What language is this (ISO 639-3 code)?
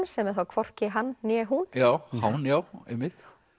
isl